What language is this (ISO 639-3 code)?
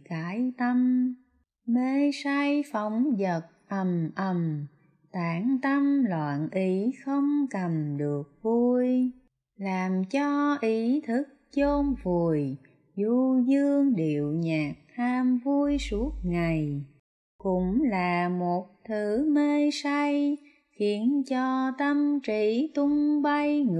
vie